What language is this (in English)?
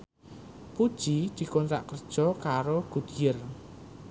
Javanese